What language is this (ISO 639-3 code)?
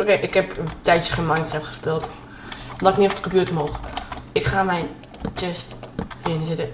nld